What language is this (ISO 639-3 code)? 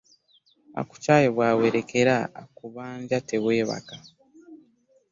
lug